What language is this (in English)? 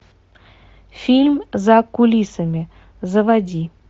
Russian